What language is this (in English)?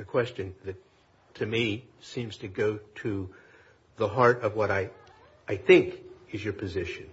English